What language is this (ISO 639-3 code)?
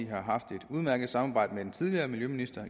dan